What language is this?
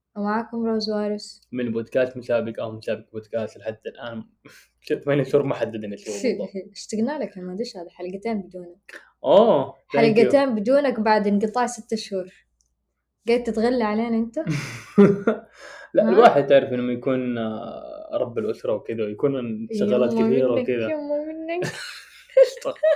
Arabic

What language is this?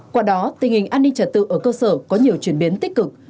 Vietnamese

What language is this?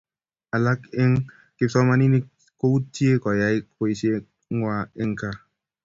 Kalenjin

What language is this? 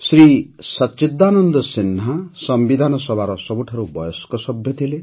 Odia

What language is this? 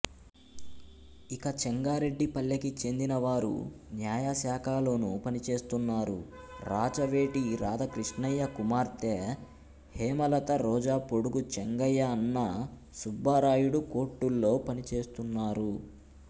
Telugu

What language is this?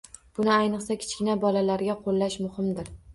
Uzbek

